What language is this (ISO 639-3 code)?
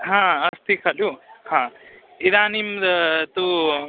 san